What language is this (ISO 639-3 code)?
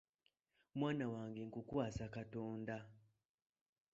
lug